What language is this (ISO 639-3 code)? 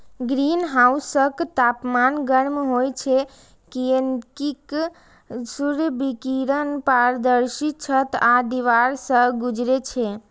mai